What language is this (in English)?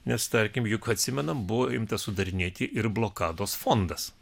Lithuanian